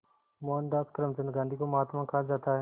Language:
Hindi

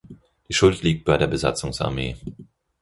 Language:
German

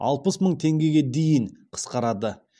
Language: Kazakh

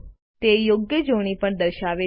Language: Gujarati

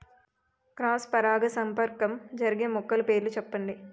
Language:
Telugu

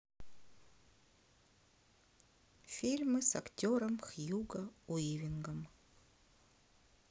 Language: Russian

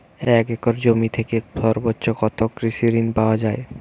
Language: Bangla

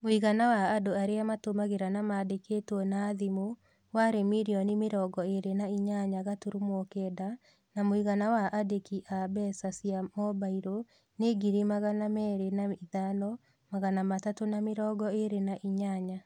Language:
Kikuyu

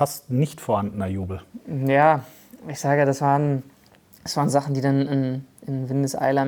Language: German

